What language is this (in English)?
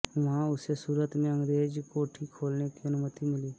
Hindi